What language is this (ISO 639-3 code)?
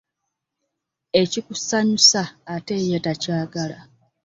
lug